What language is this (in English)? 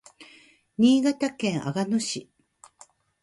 Japanese